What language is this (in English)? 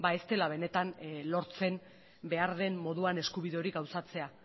Basque